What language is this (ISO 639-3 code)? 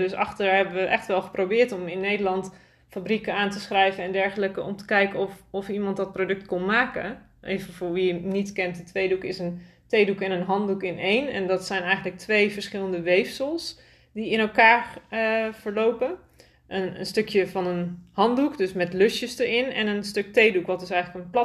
nld